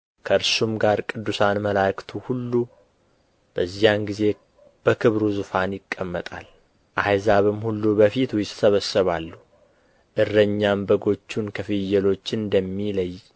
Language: Amharic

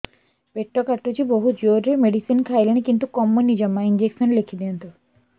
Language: Odia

